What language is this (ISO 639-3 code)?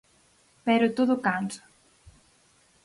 glg